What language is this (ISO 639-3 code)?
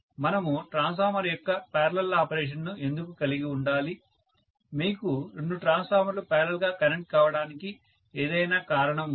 tel